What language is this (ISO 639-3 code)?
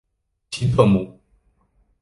zho